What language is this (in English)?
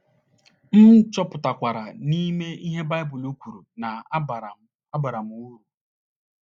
Igbo